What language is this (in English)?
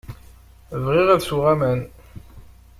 Kabyle